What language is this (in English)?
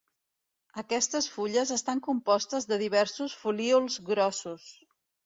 Catalan